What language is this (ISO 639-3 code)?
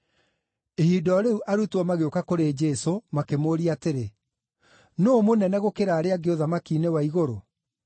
kik